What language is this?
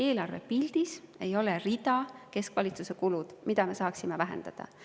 Estonian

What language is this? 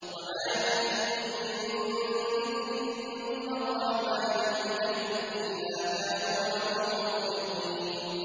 Arabic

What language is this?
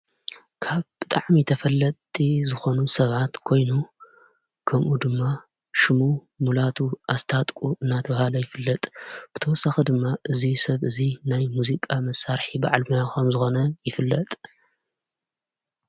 Tigrinya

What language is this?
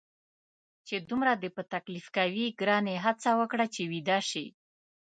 Pashto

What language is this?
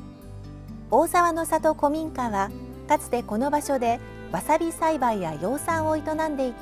Japanese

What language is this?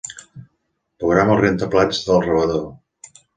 Catalan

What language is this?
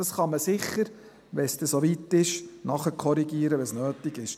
Swiss German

